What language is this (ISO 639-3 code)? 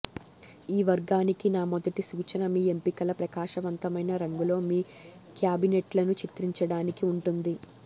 tel